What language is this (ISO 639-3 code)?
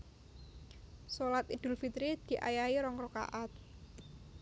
jav